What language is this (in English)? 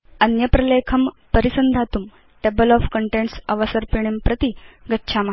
Sanskrit